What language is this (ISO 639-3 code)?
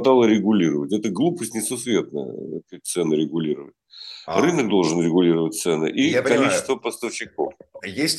rus